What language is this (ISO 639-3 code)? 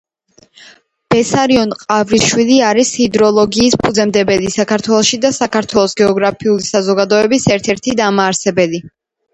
kat